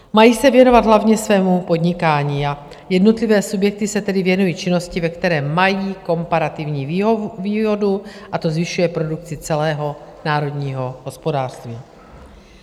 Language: Czech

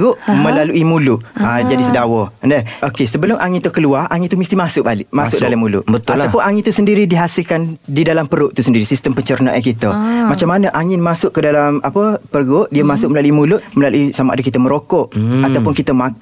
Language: Malay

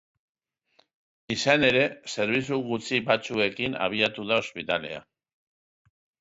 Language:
Basque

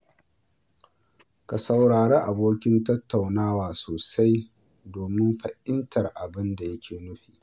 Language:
Hausa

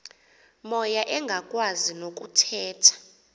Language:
Xhosa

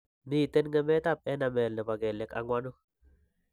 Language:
Kalenjin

